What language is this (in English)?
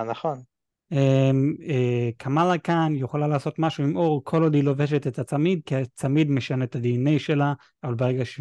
Hebrew